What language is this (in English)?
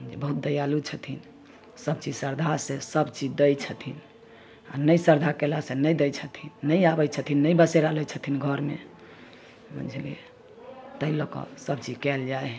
Maithili